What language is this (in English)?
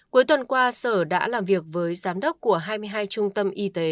Vietnamese